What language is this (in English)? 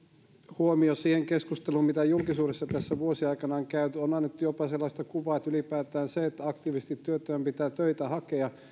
Finnish